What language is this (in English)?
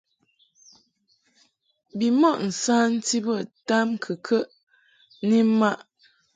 Mungaka